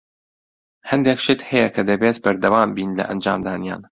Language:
Central Kurdish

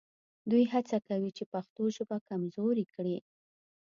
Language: Pashto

